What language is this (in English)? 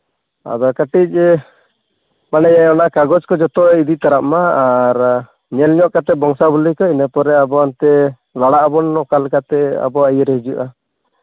Santali